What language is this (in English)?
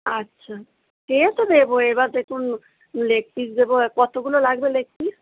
Bangla